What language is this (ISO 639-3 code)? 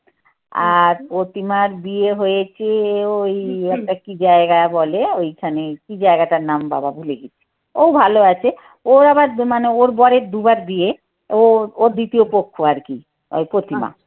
ben